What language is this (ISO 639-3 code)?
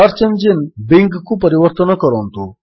ori